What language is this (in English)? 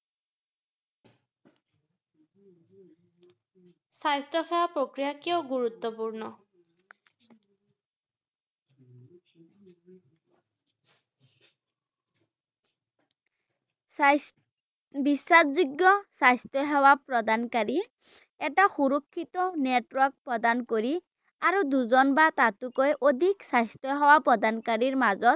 Assamese